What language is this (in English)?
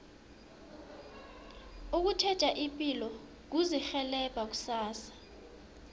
South Ndebele